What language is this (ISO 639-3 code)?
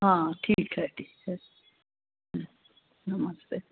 hin